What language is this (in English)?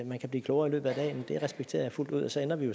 Danish